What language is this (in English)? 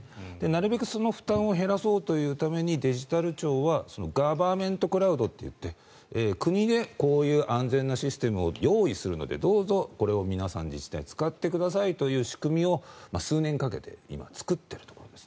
Japanese